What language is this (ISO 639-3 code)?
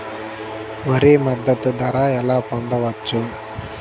tel